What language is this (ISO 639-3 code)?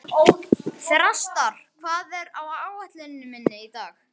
isl